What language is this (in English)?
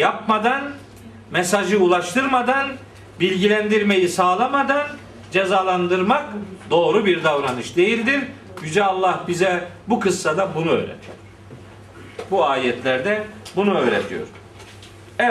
Turkish